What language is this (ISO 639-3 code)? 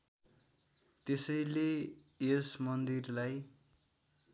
nep